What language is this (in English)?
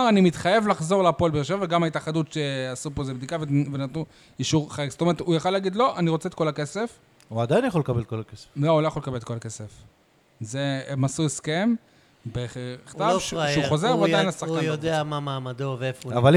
Hebrew